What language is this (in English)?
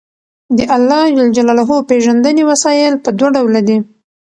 Pashto